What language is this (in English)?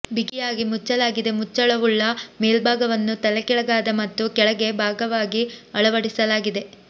Kannada